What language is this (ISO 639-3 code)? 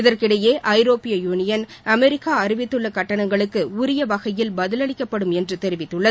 tam